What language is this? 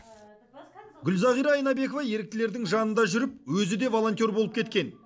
Kazakh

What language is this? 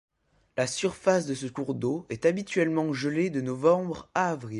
French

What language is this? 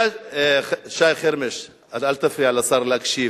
Hebrew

